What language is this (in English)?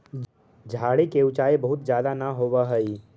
Magahi